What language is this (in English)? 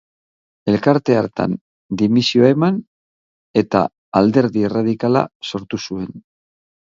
Basque